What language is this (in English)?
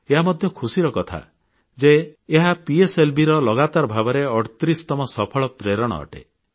Odia